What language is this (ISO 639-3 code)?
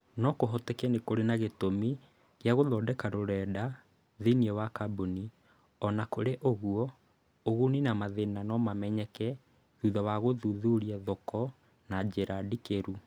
kik